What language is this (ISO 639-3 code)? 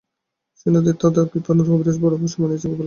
ben